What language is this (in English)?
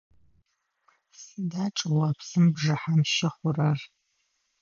Adyghe